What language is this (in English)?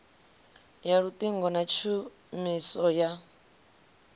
Venda